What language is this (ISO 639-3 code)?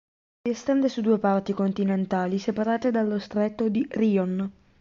ita